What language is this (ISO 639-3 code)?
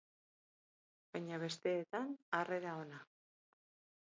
eus